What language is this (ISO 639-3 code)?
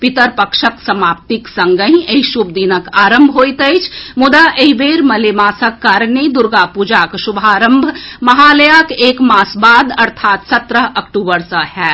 mai